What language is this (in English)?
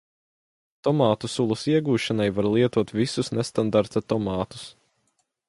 Latvian